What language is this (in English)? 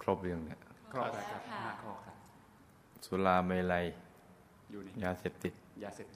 Thai